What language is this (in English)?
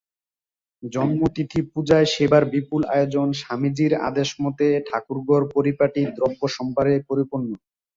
Bangla